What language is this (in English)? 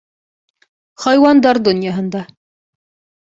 Bashkir